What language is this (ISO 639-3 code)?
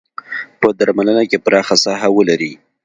pus